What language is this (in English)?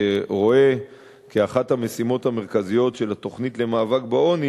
Hebrew